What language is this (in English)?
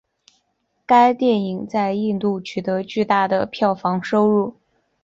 Chinese